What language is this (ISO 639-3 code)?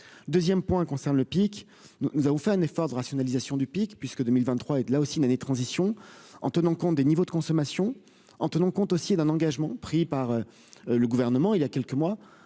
fra